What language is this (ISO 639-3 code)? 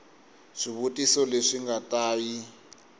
tso